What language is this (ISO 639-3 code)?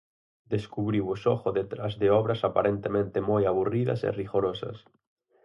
glg